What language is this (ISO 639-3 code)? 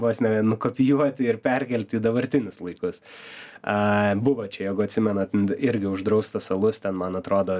lit